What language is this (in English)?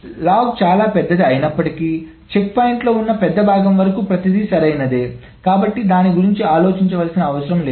Telugu